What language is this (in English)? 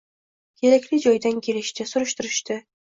Uzbek